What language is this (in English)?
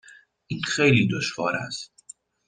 Persian